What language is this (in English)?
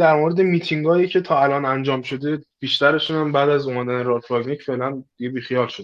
Persian